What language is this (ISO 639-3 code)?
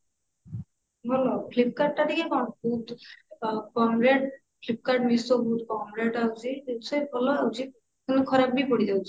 ori